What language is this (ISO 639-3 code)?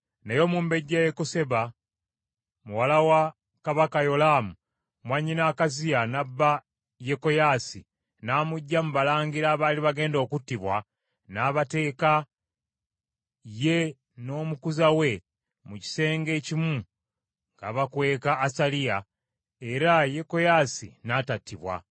lug